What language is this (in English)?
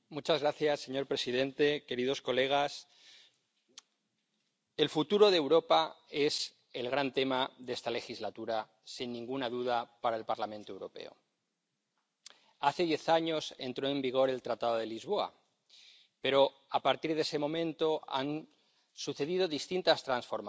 Spanish